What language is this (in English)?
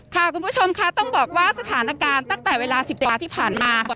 Thai